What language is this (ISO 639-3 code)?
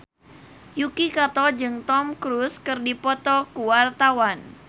sun